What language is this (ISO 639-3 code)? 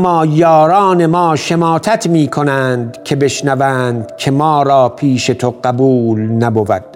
fas